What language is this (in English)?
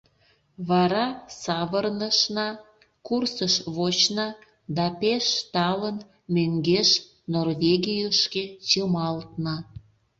Mari